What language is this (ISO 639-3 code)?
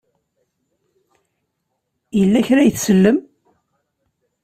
kab